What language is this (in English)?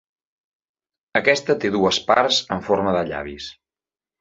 Catalan